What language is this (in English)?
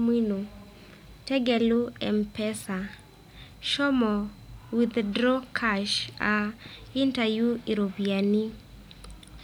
Masai